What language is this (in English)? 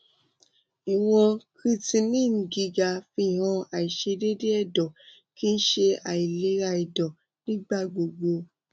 Yoruba